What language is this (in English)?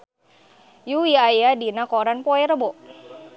Sundanese